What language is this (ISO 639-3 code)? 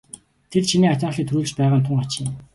mon